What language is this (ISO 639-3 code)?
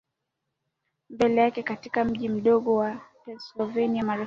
swa